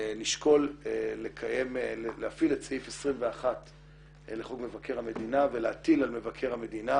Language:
Hebrew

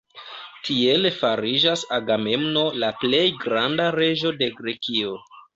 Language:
Esperanto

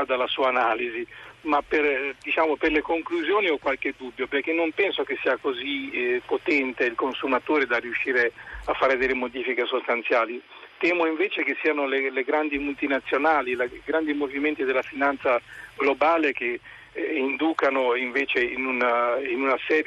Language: Italian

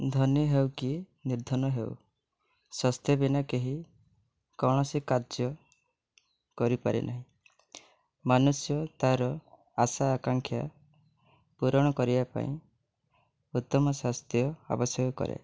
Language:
Odia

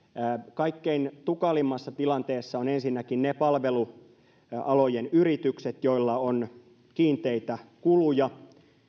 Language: Finnish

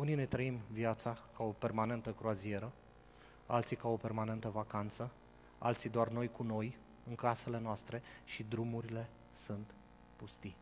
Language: Romanian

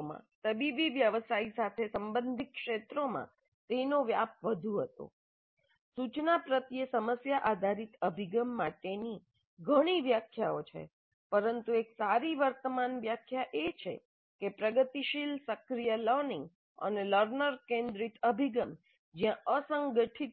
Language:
Gujarati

